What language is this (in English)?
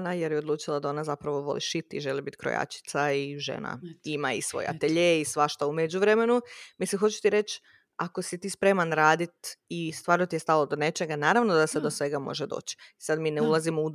Croatian